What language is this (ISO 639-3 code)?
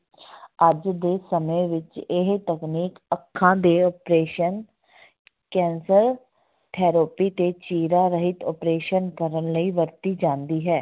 pan